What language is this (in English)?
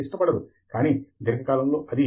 Telugu